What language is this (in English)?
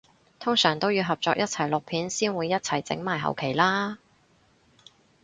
Cantonese